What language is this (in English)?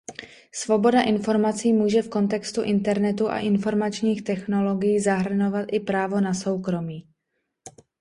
Czech